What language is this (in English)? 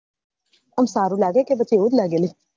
Gujarati